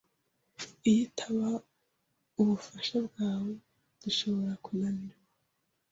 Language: Kinyarwanda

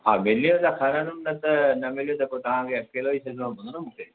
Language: Sindhi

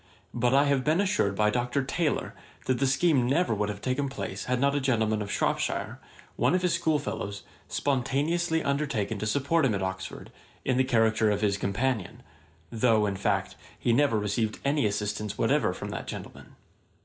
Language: English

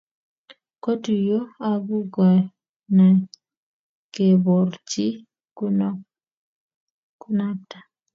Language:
Kalenjin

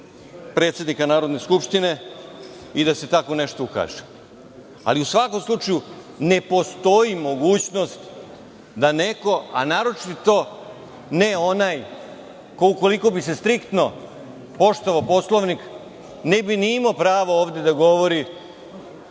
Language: Serbian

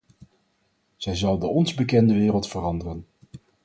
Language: Dutch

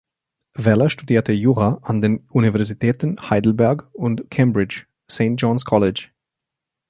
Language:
German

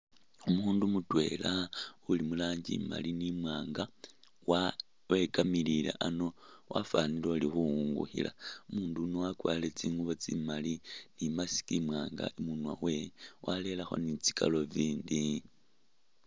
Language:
Masaaba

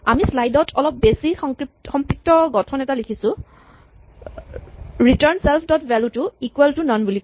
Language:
Assamese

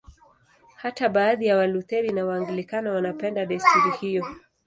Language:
Swahili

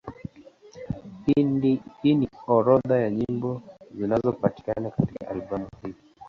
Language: Swahili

